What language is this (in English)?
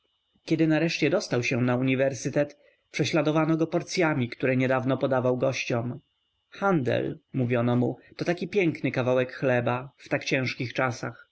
Polish